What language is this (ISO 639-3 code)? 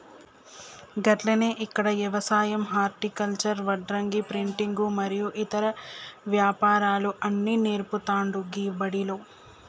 tel